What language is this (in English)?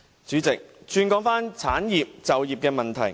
Cantonese